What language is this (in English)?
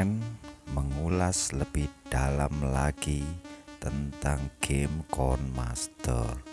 Indonesian